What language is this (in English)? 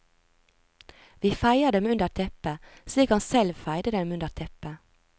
Norwegian